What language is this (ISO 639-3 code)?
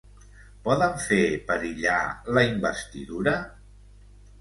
cat